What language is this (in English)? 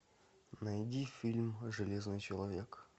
Russian